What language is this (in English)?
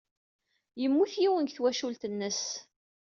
Kabyle